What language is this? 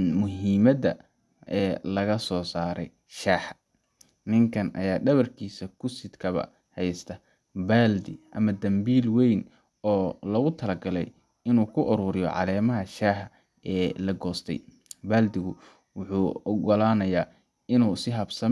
Somali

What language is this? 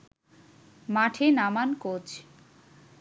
Bangla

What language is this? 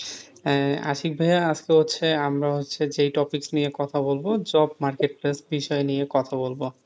Bangla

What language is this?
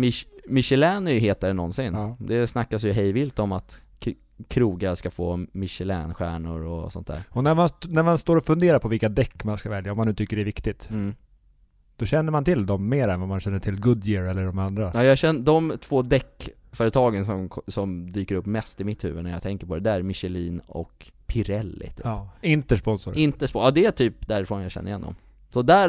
Swedish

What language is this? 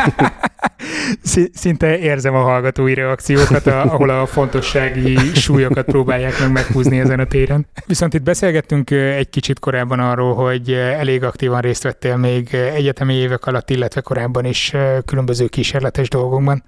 Hungarian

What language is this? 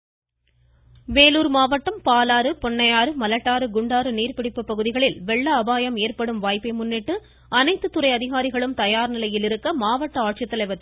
Tamil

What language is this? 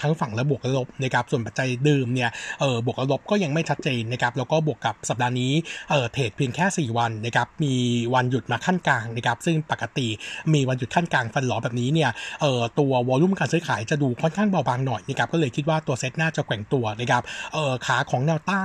Thai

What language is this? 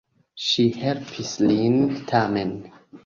Esperanto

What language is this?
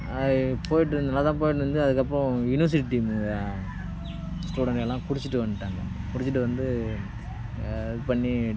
Tamil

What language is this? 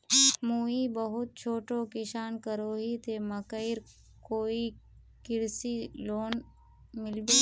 Magahi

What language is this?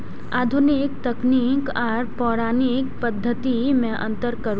Maithili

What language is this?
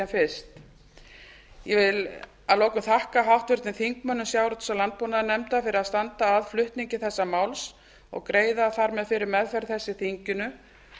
Icelandic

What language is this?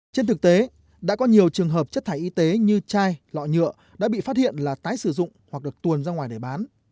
Vietnamese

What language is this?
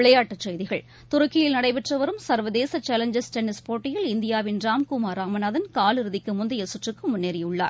Tamil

